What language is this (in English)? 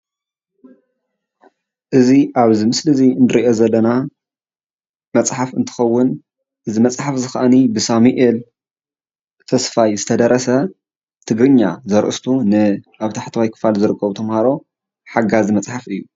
Tigrinya